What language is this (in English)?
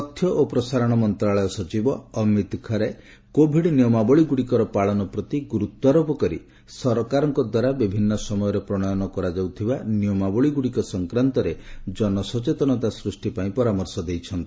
Odia